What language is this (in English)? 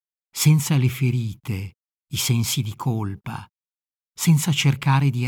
Italian